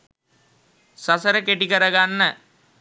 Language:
Sinhala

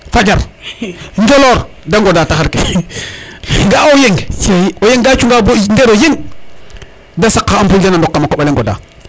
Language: Serer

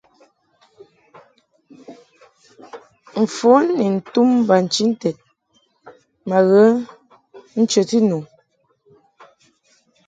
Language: Mungaka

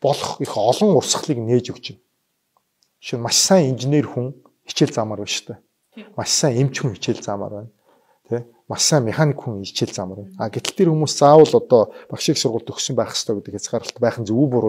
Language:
Korean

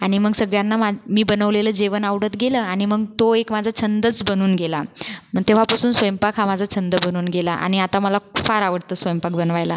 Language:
Marathi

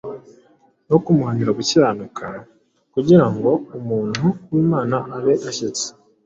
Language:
Kinyarwanda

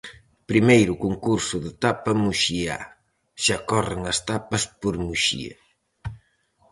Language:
Galician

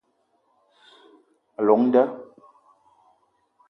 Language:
Eton (Cameroon)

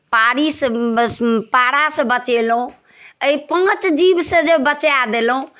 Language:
Maithili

